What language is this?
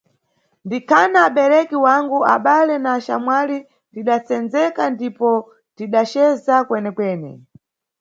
Nyungwe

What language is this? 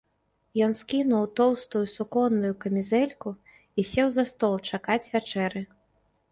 Belarusian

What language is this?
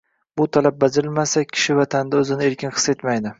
Uzbek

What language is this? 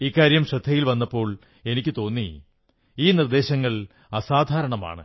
Malayalam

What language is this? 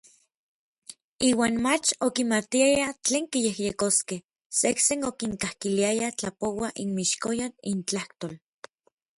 Orizaba Nahuatl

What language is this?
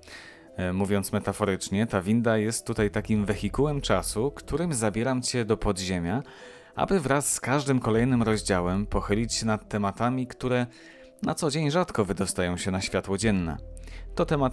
Polish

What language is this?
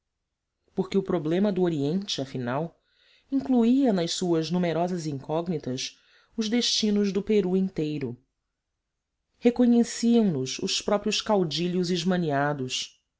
Portuguese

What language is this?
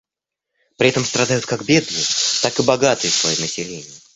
Russian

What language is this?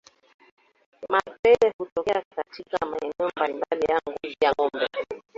Swahili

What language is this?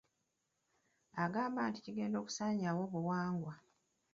Ganda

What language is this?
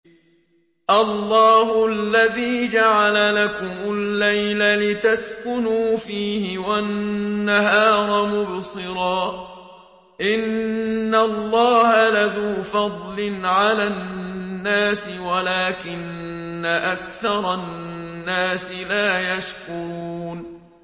Arabic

